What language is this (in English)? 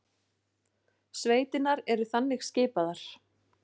Icelandic